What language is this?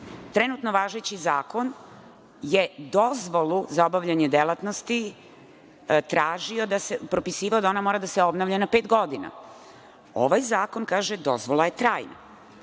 Serbian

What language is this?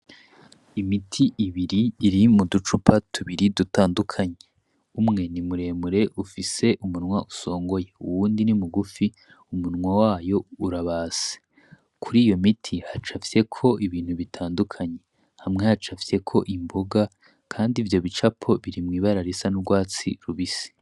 Rundi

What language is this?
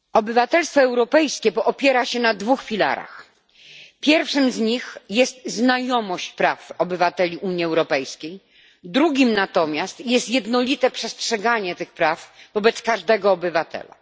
Polish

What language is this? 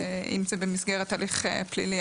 Hebrew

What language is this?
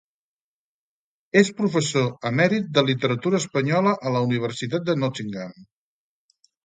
Catalan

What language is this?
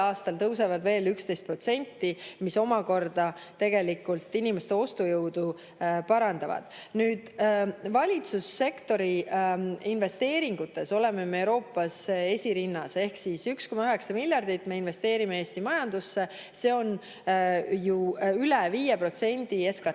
Estonian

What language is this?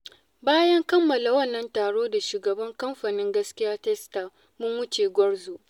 Hausa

